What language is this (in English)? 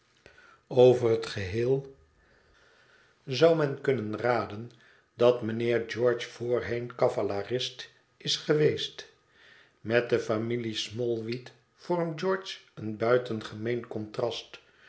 Dutch